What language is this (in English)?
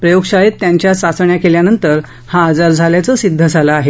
Marathi